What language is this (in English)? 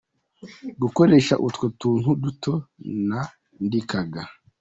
Kinyarwanda